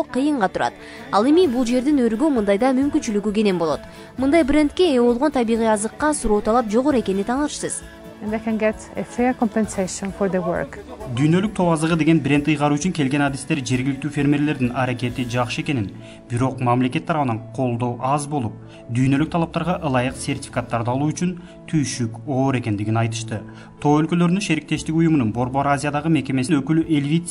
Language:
Turkish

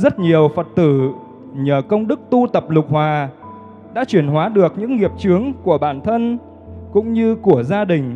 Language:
Vietnamese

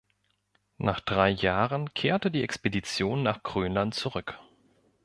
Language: German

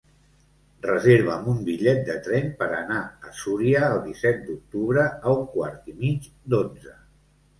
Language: Catalan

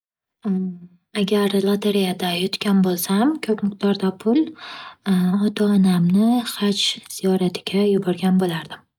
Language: Uzbek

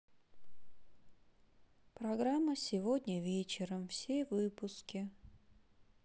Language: Russian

